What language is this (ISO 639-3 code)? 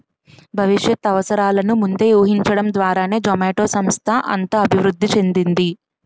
tel